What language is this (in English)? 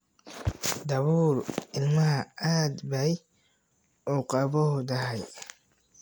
Somali